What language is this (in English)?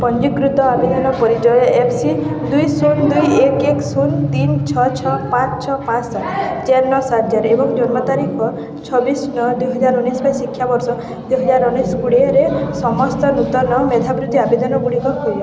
Odia